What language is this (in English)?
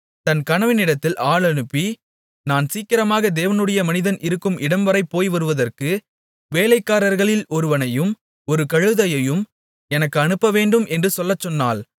Tamil